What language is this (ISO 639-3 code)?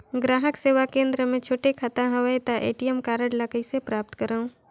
hne